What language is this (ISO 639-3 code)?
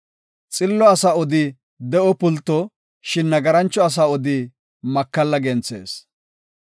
gof